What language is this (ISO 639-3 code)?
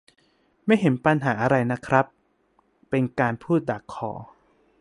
tha